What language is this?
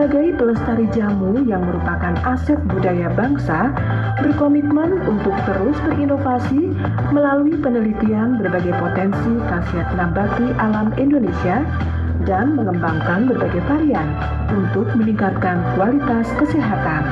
Indonesian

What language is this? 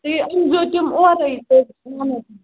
Kashmiri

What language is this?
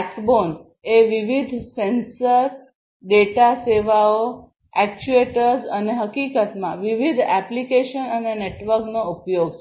Gujarati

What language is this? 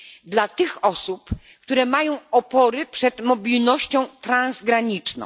Polish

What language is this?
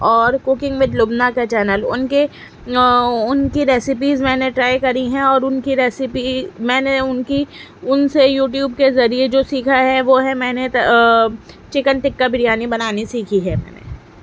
Urdu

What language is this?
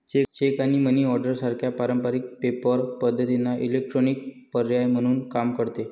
Marathi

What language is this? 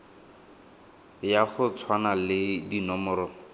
Tswana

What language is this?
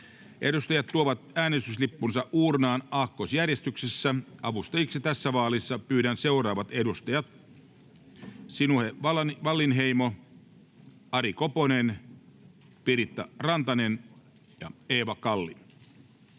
Finnish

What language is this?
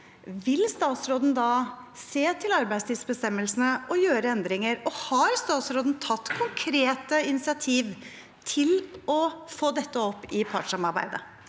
Norwegian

